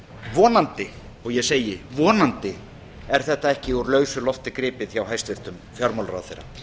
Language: Icelandic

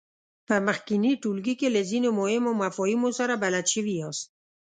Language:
Pashto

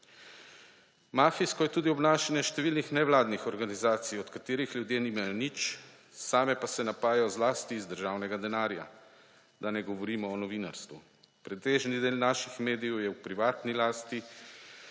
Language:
Slovenian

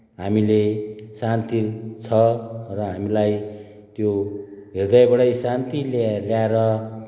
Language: Nepali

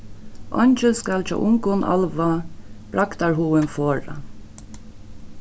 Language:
Faroese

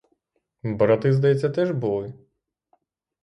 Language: Ukrainian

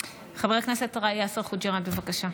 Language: Hebrew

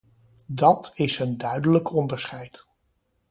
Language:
Dutch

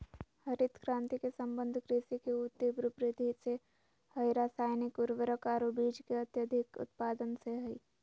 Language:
Magahi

